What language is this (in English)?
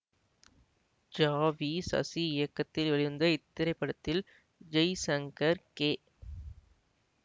Tamil